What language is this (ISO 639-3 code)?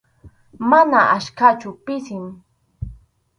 qxu